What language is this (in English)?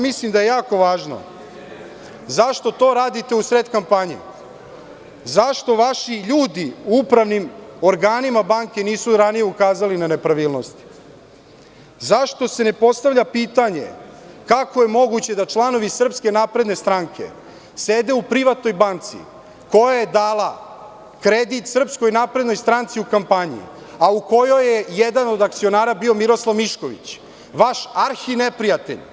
Serbian